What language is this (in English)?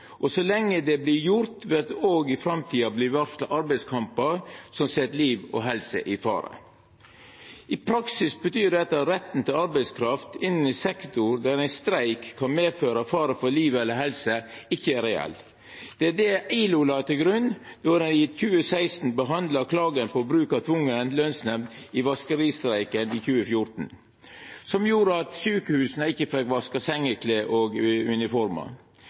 Norwegian Nynorsk